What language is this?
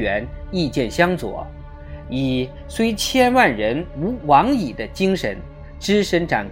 Chinese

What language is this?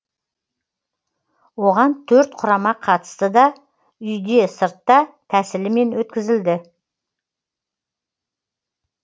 Kazakh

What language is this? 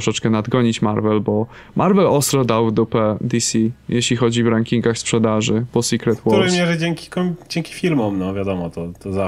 Polish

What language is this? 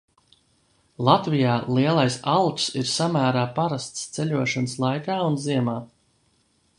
Latvian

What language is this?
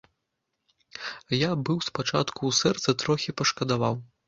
Belarusian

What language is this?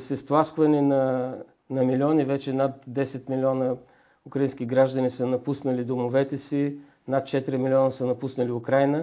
Bulgarian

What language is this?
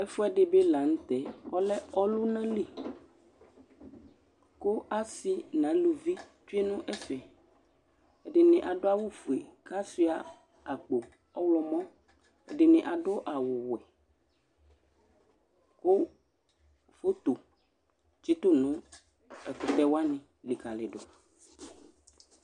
Ikposo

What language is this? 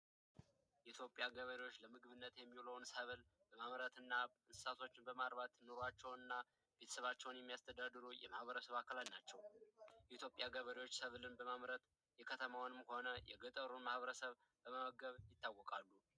Amharic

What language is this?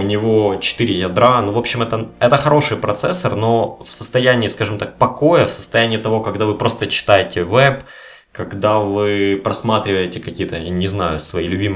Russian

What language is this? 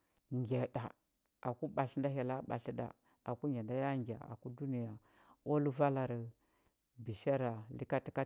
Huba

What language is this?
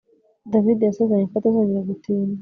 Kinyarwanda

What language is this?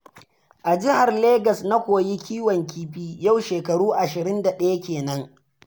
Hausa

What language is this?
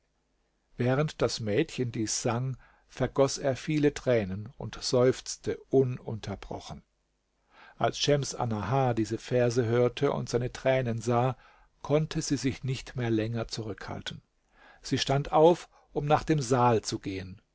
German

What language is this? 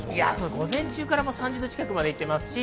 Japanese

